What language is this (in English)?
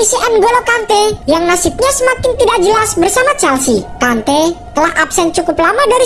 Indonesian